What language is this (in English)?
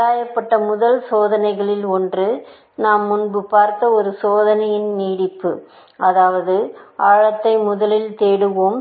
Tamil